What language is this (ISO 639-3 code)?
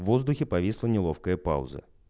rus